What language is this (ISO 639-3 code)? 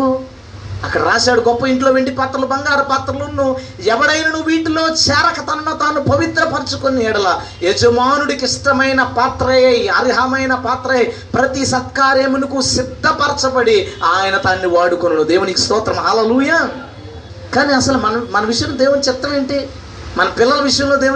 tel